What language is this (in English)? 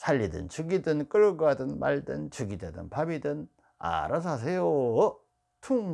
Korean